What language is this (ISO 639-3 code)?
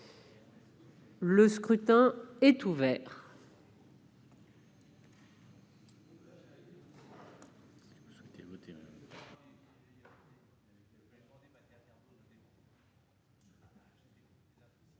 fra